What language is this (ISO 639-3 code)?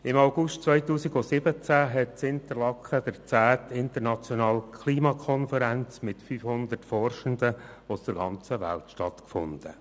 gsw